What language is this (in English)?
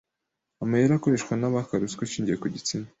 Kinyarwanda